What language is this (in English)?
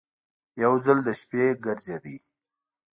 Pashto